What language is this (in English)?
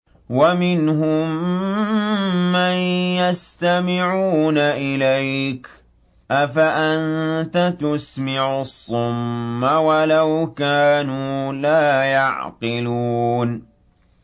Arabic